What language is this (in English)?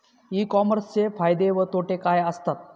Marathi